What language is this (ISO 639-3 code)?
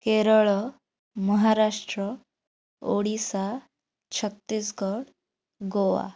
ori